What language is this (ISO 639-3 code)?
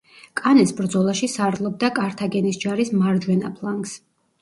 kat